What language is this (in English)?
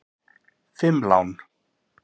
Icelandic